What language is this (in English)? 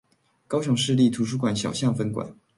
Chinese